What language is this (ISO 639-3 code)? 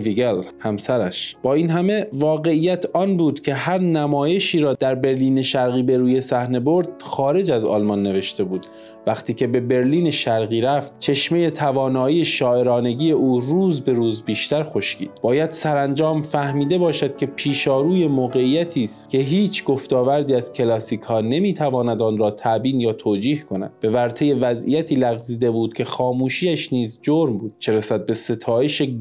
fas